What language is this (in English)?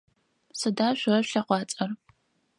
Adyghe